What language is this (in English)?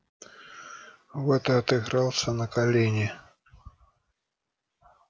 Russian